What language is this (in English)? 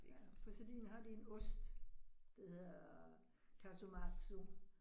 Danish